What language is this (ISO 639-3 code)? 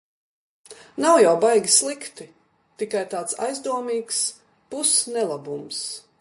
lav